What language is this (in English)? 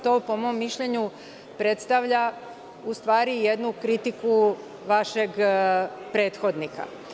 Serbian